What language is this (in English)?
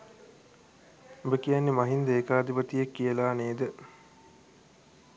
Sinhala